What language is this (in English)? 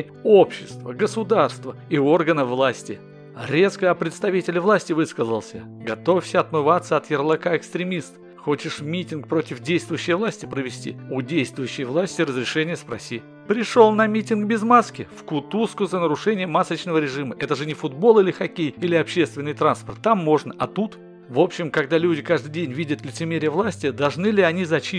Russian